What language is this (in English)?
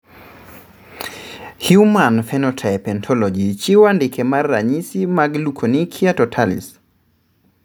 Luo (Kenya and Tanzania)